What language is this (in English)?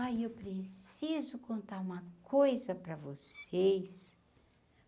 Portuguese